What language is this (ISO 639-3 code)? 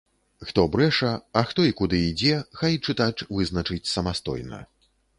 bel